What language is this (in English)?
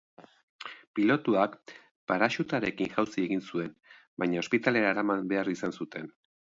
Basque